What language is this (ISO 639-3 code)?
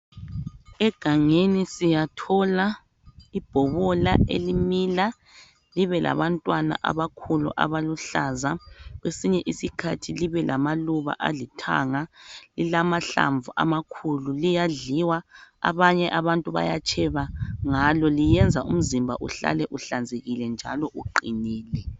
nde